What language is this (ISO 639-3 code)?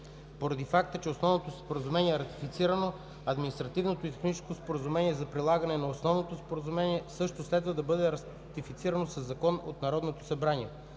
bul